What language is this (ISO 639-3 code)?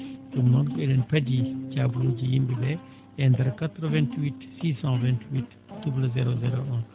ful